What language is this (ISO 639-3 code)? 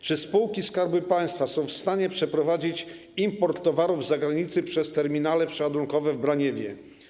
pol